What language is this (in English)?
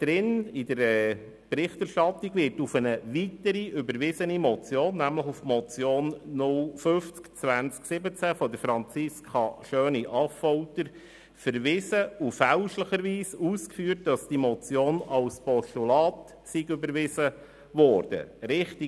Swiss German